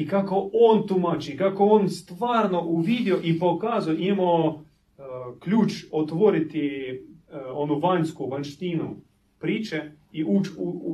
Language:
Croatian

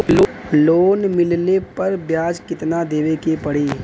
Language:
Bhojpuri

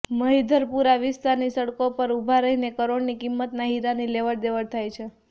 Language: Gujarati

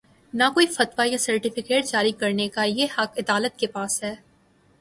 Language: Urdu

